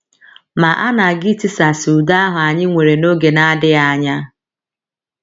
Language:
Igbo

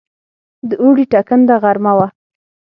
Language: Pashto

